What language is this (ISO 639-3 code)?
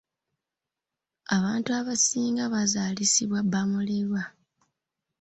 lug